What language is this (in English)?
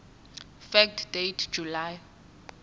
Tsonga